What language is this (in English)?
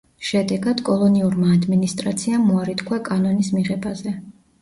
Georgian